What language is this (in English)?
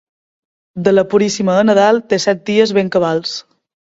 Catalan